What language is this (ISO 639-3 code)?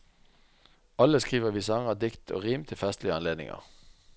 nor